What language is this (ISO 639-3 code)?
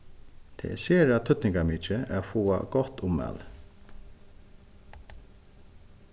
fao